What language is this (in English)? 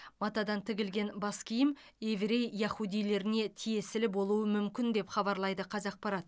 Kazakh